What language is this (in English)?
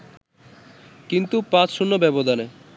Bangla